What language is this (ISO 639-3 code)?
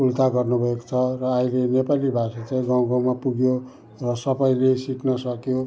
nep